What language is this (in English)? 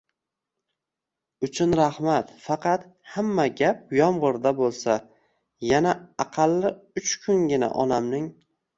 Uzbek